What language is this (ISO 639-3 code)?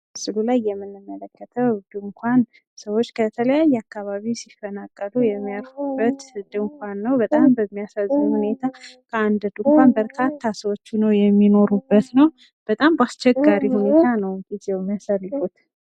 amh